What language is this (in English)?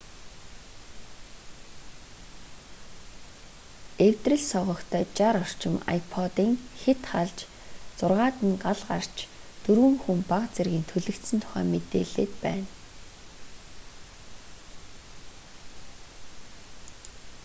Mongolian